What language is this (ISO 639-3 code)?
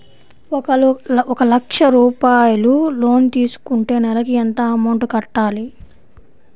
tel